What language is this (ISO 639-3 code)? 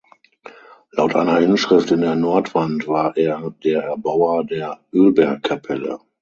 deu